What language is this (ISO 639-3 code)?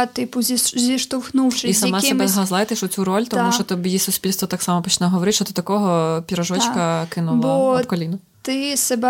ukr